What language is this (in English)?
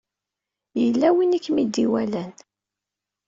Kabyle